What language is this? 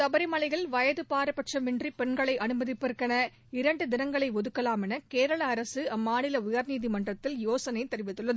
Tamil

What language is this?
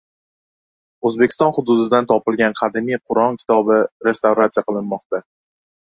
Uzbek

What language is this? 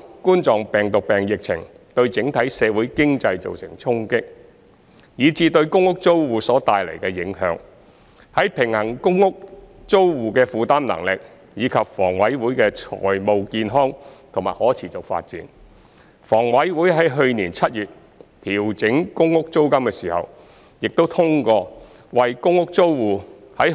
Cantonese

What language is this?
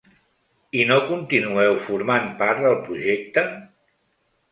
Catalan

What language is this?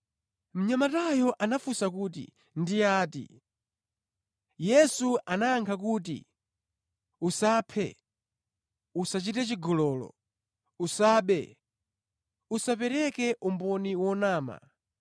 Nyanja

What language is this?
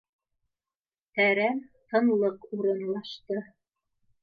Bashkir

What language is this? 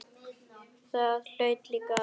Icelandic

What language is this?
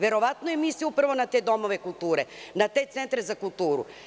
Serbian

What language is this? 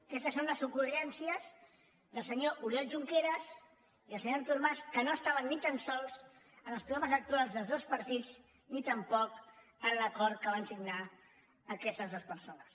Catalan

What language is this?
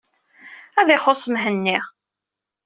Kabyle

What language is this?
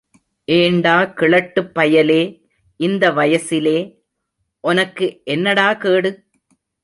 Tamil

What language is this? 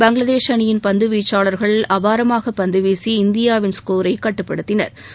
Tamil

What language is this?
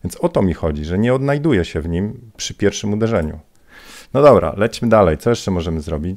Polish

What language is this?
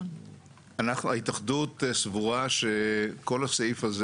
Hebrew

